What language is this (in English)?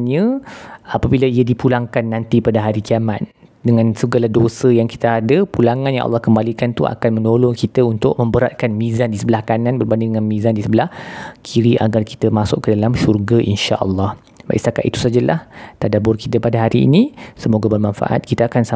Malay